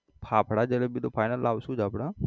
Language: Gujarati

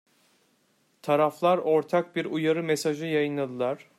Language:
Turkish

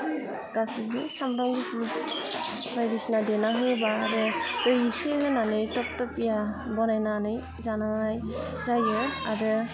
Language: Bodo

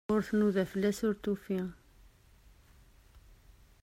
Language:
Kabyle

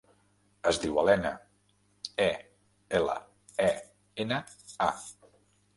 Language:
Catalan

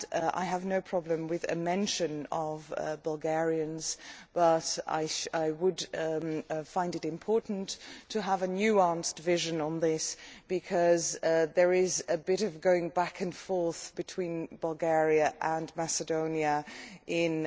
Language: English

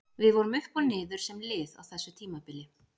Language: Icelandic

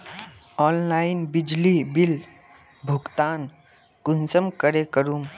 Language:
Magahi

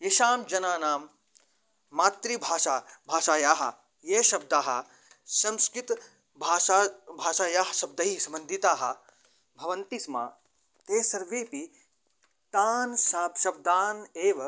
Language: Sanskrit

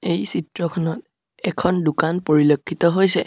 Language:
Assamese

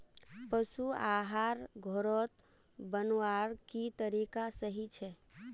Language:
Magahi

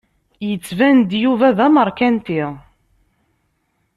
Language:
Kabyle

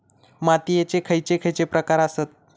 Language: Marathi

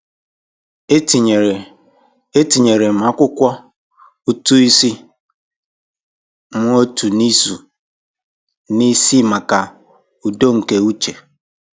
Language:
Igbo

